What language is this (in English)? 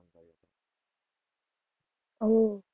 Gujarati